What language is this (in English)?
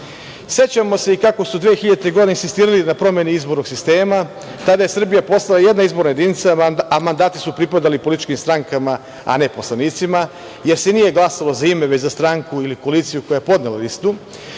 Serbian